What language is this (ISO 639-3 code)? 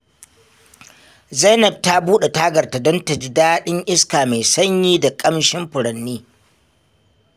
hau